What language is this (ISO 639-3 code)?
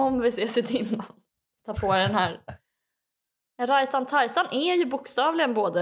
swe